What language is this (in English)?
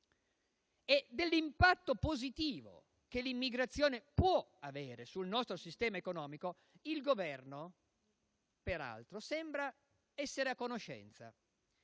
Italian